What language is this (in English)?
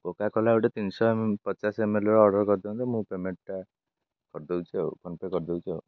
Odia